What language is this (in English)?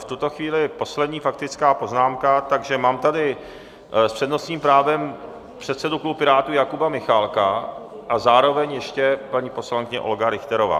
Czech